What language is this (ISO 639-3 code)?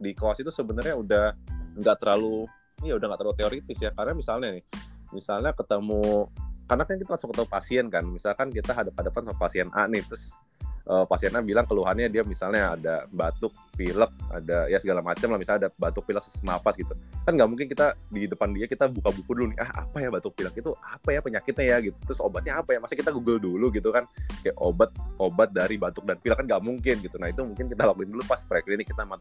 ind